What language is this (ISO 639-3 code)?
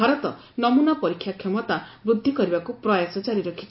ori